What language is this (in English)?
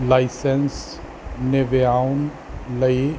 Punjabi